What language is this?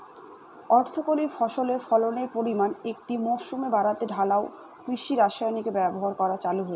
Bangla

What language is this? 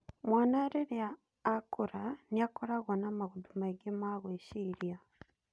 Kikuyu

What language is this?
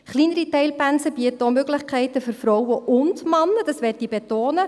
Swiss German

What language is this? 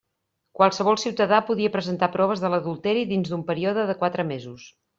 Catalan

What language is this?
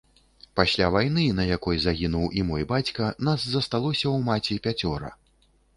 Belarusian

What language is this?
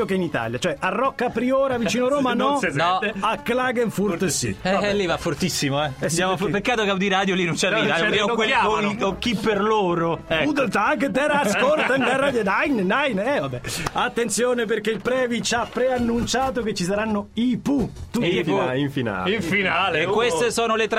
Italian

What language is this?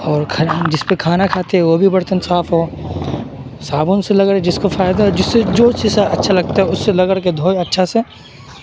Urdu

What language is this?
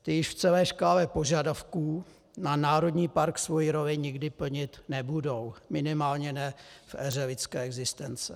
Czech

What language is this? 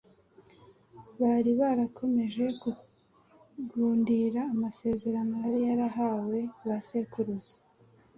Kinyarwanda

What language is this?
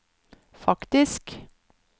Norwegian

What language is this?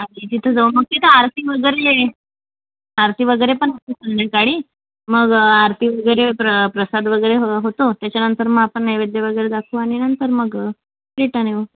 Marathi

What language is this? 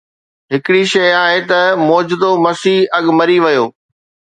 Sindhi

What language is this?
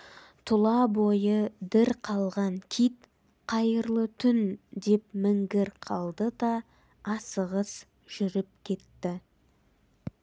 Kazakh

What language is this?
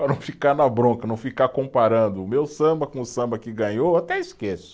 Portuguese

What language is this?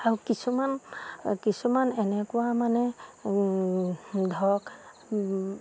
Assamese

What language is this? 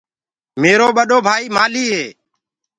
Gurgula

